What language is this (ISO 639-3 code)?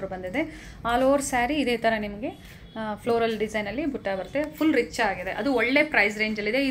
kan